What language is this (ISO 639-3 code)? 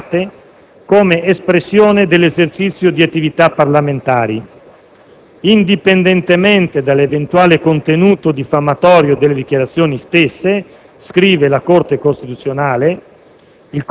ita